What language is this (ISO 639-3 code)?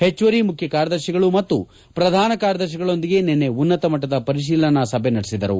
kan